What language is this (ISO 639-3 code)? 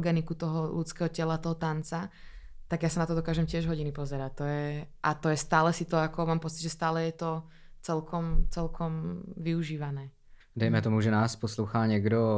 ces